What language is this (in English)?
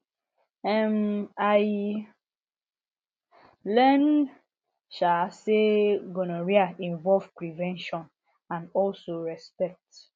Nigerian Pidgin